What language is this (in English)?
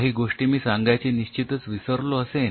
Marathi